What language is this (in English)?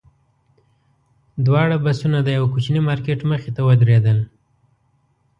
Pashto